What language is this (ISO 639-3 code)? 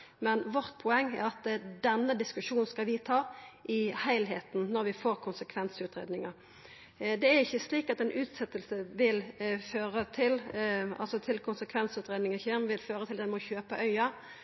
nno